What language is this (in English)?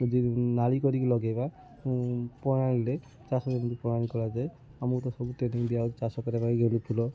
Odia